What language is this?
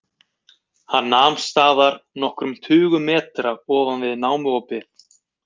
Icelandic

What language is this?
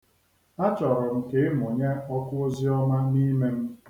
Igbo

